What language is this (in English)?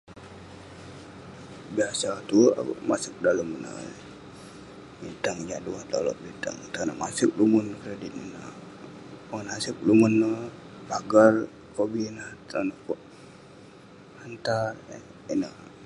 Western Penan